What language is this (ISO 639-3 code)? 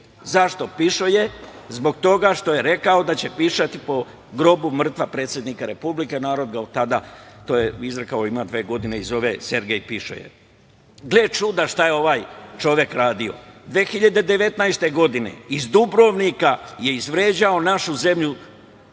srp